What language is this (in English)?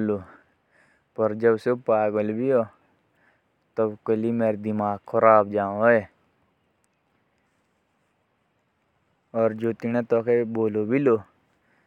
Jaunsari